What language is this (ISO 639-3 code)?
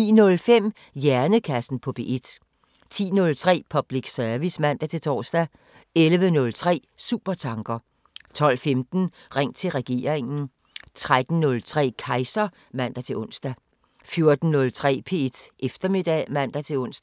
dan